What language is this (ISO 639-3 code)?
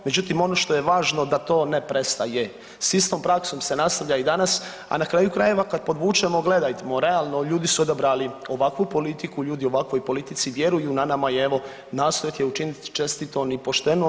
hrv